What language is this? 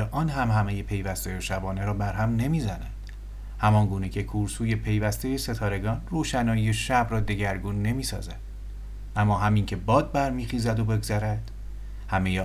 Persian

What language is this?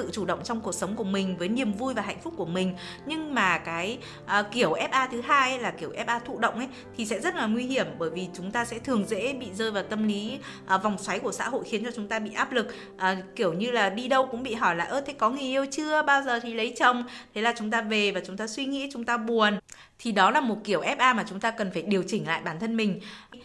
Vietnamese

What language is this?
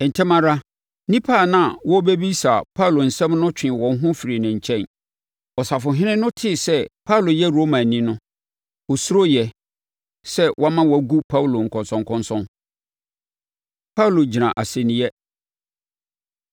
Akan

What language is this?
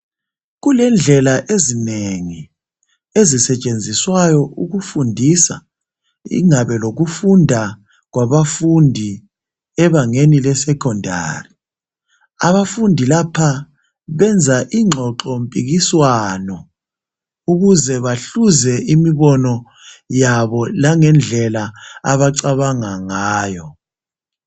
North Ndebele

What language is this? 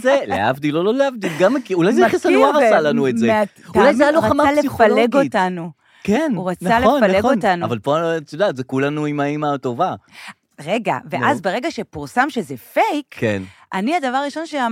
Hebrew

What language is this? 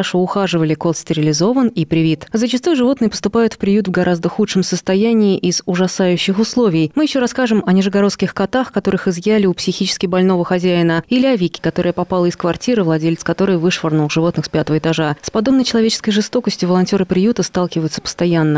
Russian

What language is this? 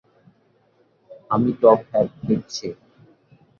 Bangla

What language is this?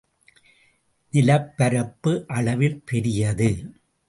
Tamil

